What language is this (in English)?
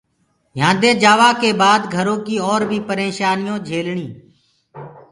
Gurgula